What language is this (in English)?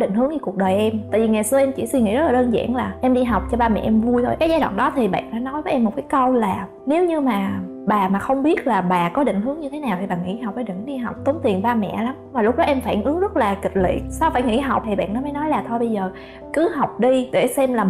Vietnamese